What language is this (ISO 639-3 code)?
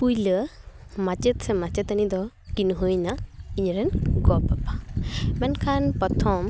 sat